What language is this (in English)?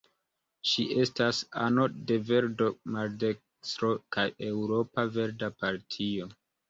Esperanto